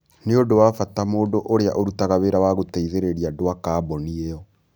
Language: Kikuyu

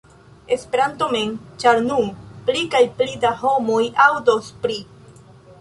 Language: Esperanto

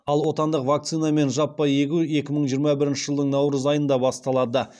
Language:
Kazakh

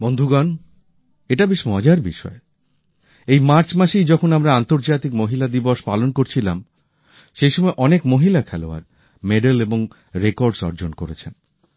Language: Bangla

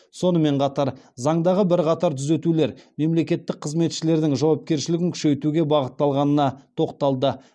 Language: Kazakh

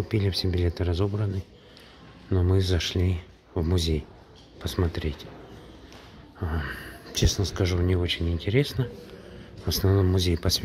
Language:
Russian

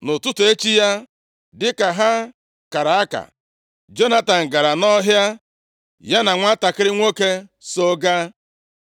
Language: Igbo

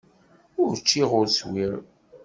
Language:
Kabyle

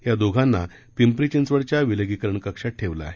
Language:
Marathi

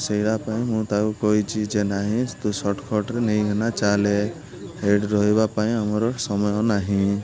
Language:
Odia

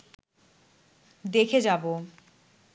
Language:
Bangla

